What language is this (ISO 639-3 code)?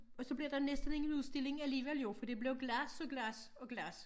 dan